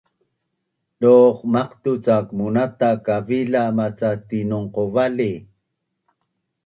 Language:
Bunun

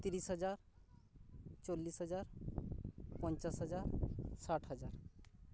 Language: Santali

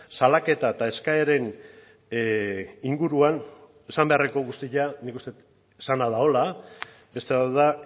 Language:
Basque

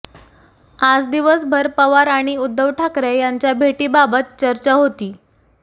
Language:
Marathi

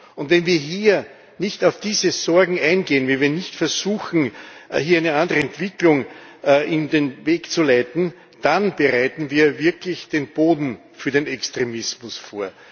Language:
German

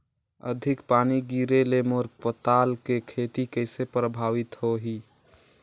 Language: Chhattisgarhi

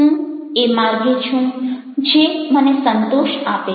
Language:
Gujarati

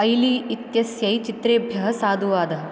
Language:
Sanskrit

